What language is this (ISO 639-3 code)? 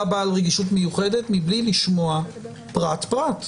heb